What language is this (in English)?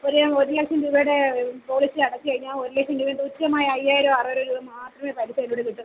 Malayalam